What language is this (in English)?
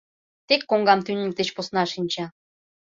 Mari